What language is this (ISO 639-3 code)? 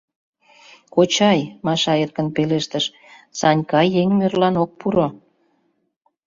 chm